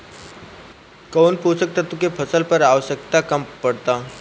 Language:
Bhojpuri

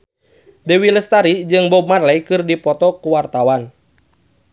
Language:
Sundanese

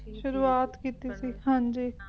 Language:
Punjabi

